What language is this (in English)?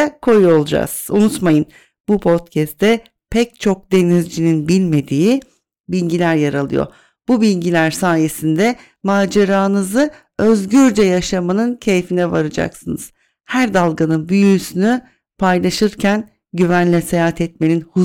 Turkish